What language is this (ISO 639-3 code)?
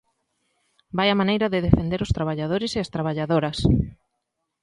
glg